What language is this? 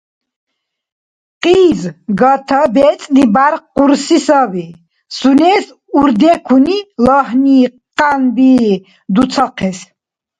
Dargwa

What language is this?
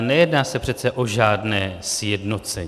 Czech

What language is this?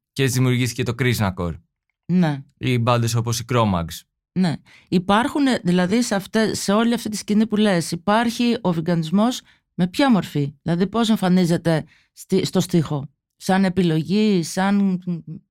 Greek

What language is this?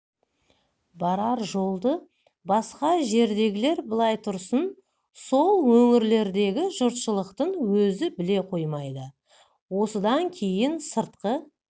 Kazakh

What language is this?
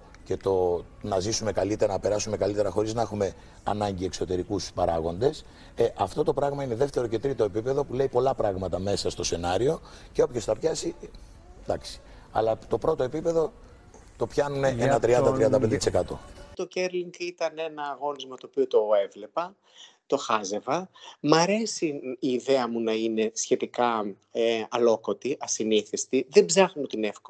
Greek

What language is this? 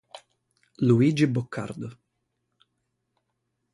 Italian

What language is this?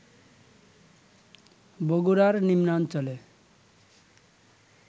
Bangla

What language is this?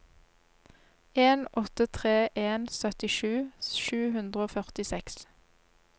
Norwegian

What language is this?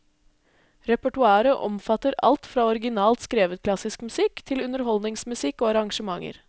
Norwegian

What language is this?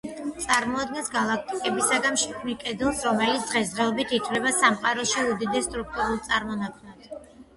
Georgian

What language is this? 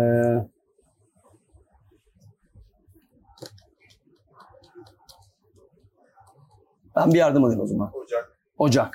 Turkish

